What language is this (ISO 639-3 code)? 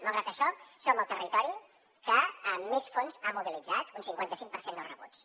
cat